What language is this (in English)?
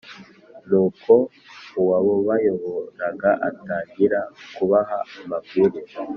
Kinyarwanda